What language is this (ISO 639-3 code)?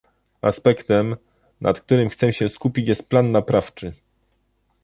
pol